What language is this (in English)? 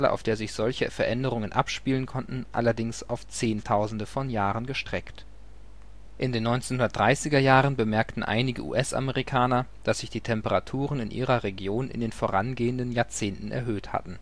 German